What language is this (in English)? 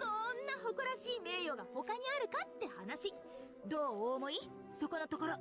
Japanese